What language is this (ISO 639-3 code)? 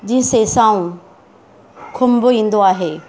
snd